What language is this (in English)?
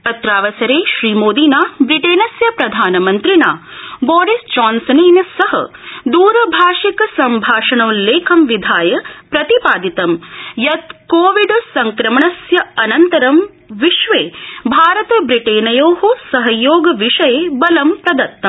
Sanskrit